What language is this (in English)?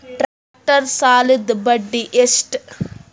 Kannada